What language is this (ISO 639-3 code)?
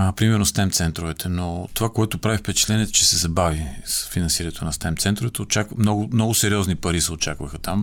bul